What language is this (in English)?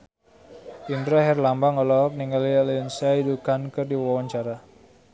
Sundanese